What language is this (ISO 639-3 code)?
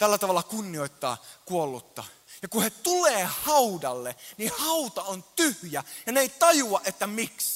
fin